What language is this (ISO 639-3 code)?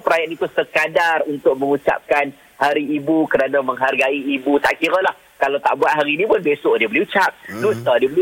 msa